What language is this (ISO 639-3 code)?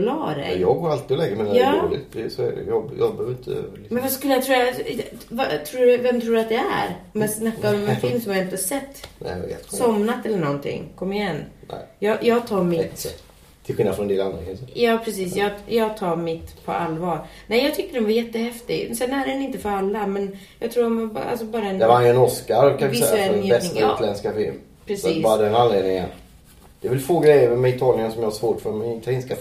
swe